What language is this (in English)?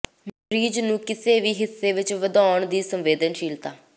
Punjabi